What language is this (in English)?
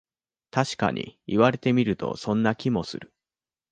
Japanese